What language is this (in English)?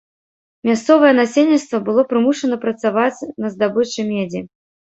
Belarusian